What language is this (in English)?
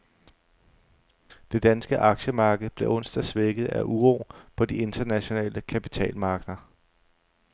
Danish